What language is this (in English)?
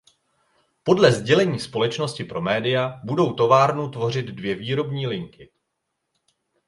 Czech